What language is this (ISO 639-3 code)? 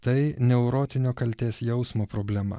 lit